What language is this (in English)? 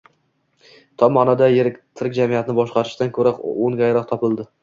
Uzbek